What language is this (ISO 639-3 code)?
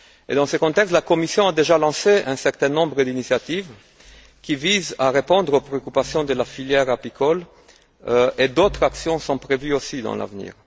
fra